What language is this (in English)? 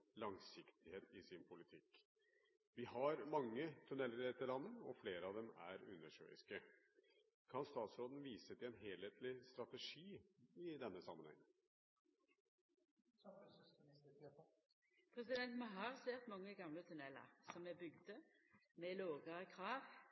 Norwegian